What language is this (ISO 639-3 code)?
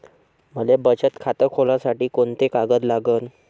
mar